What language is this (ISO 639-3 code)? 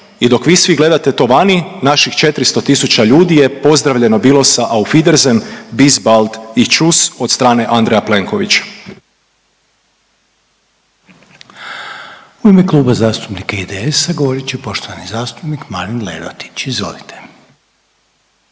hrv